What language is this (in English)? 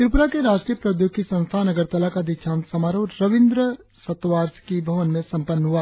Hindi